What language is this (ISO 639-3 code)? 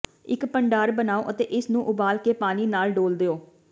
pan